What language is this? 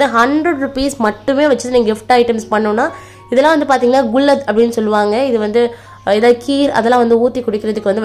Tamil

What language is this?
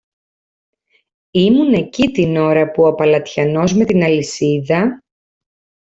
Greek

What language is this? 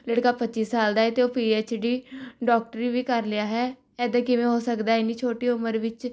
Punjabi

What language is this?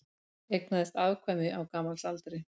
Icelandic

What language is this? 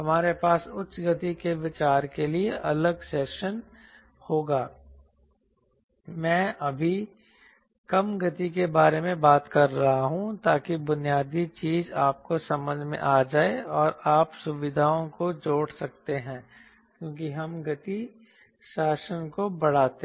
Hindi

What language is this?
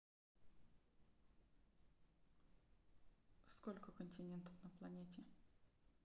Russian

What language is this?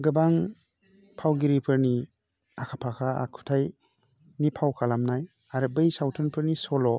Bodo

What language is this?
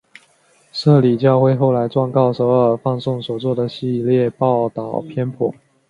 Chinese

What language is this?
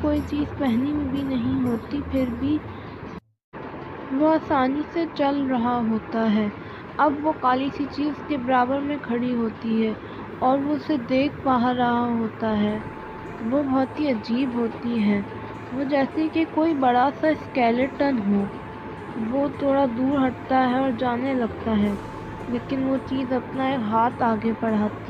Urdu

